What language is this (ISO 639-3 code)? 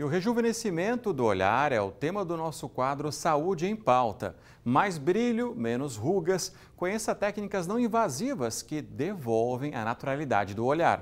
por